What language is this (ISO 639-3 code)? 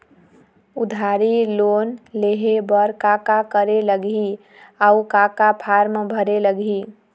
hne